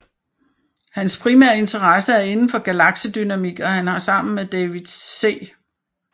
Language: Danish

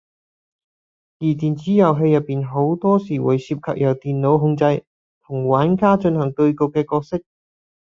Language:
Cantonese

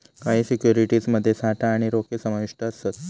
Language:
Marathi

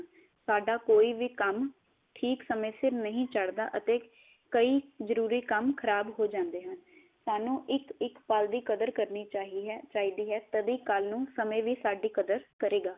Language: Punjabi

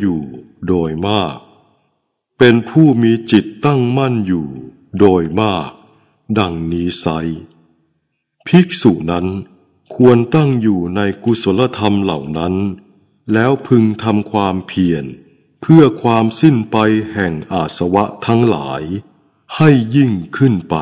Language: Thai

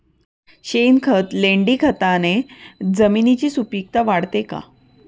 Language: Marathi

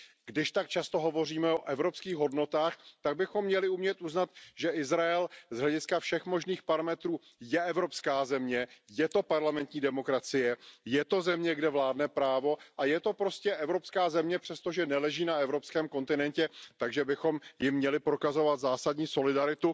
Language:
Czech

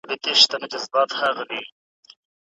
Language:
Pashto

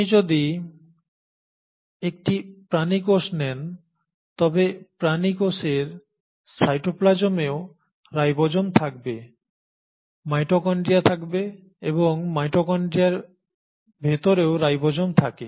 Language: Bangla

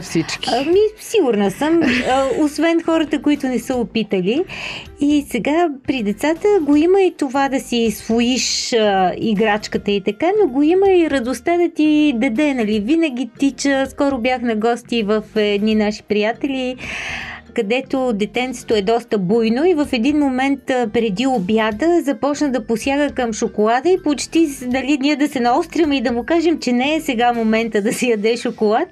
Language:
Bulgarian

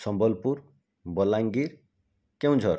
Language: Odia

